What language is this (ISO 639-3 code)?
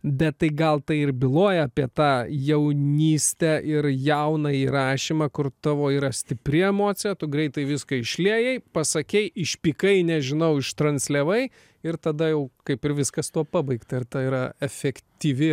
lit